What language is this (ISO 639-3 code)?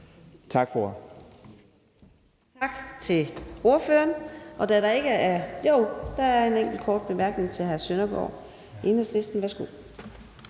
dan